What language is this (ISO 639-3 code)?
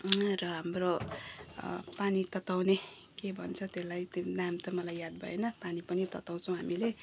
nep